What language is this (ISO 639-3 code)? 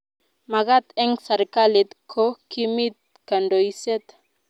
kln